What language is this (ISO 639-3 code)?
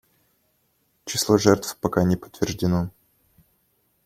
rus